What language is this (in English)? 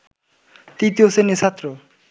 Bangla